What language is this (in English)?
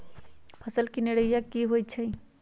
Magahi